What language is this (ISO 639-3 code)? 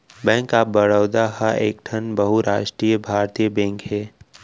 hne